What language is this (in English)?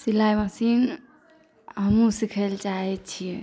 Maithili